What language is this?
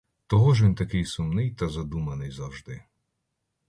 Ukrainian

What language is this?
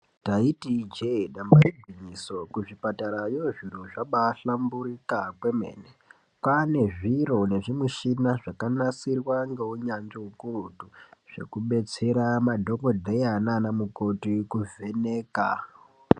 Ndau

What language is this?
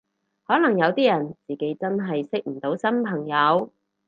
Cantonese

